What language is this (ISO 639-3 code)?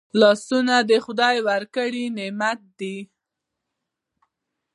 pus